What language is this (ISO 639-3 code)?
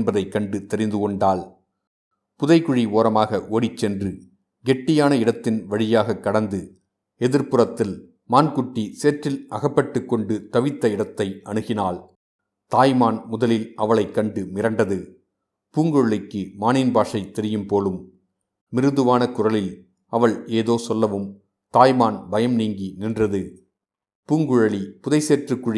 tam